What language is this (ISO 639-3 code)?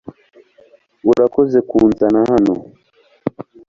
kin